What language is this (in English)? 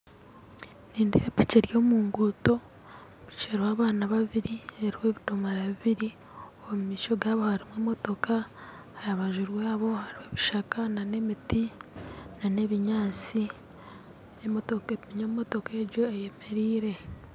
Nyankole